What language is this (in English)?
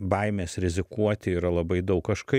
Lithuanian